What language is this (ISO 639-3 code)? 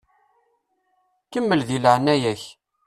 kab